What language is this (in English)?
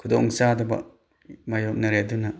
Manipuri